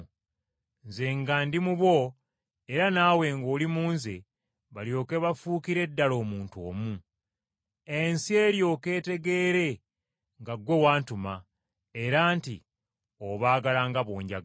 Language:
Ganda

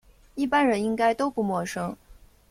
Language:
Chinese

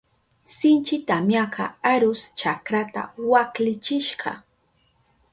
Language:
Southern Pastaza Quechua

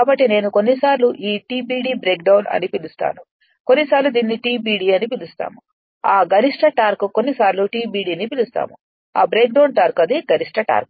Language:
Telugu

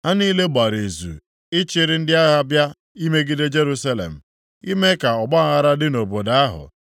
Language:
Igbo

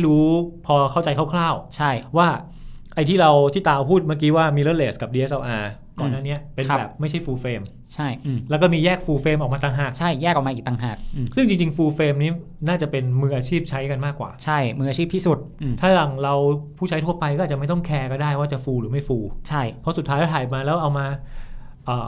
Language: Thai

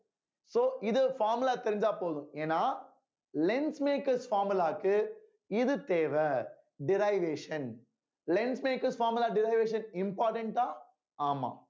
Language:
Tamil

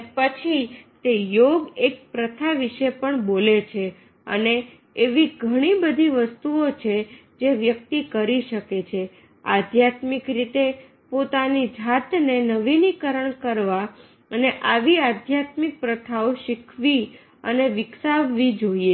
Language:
Gujarati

